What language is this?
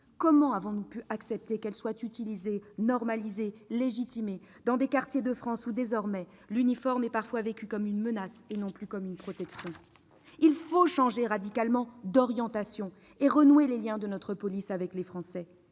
French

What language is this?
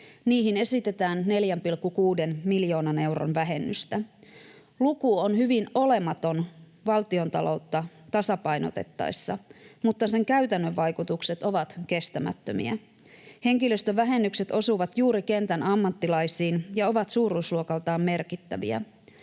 Finnish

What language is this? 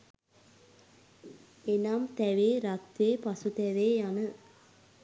Sinhala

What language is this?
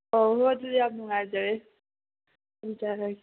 Manipuri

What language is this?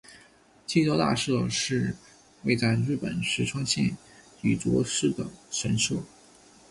Chinese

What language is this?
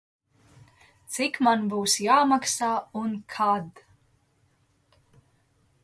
Latvian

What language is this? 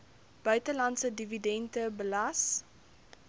Afrikaans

